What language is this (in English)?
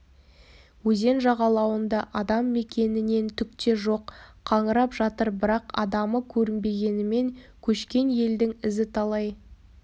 Kazakh